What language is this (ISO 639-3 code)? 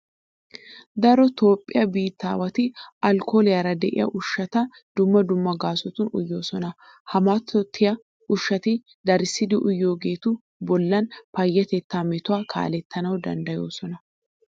wal